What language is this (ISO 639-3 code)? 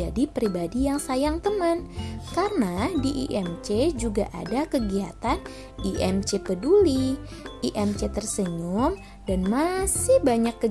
ind